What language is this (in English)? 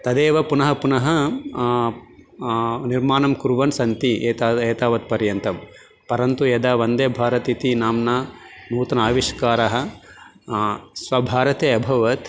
Sanskrit